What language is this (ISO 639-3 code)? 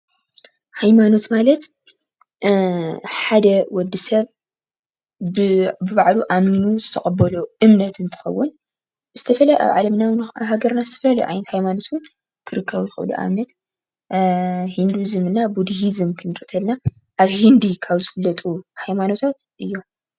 tir